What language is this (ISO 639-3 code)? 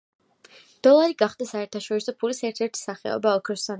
kat